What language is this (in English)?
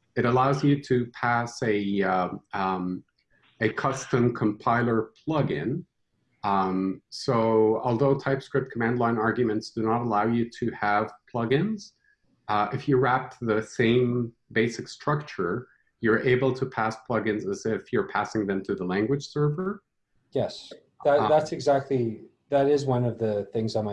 English